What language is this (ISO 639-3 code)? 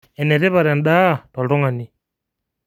mas